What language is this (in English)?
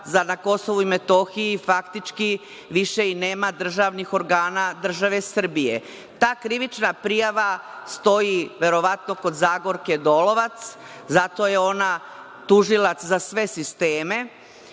Serbian